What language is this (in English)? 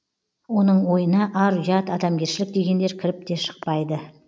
Kazakh